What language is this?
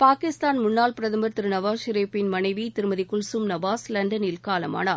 Tamil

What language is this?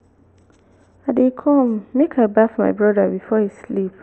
Nigerian Pidgin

